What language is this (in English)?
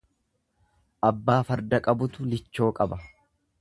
Oromo